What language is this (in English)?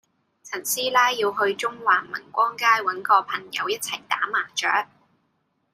Cantonese